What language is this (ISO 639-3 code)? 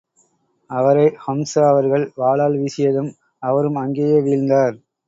tam